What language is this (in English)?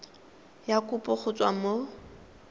Tswana